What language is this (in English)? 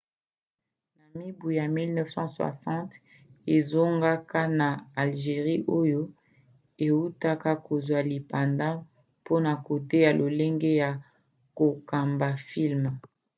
Lingala